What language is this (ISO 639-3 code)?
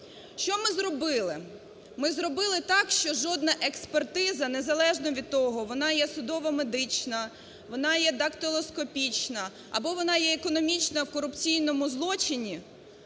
ukr